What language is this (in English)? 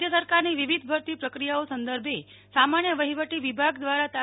Gujarati